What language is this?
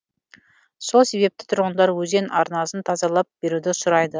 Kazakh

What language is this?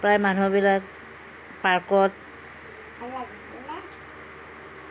Assamese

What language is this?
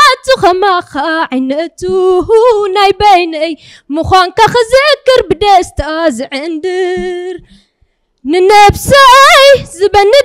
Arabic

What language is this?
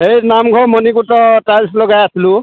Assamese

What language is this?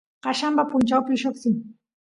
Santiago del Estero Quichua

